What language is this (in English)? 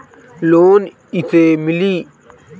Bhojpuri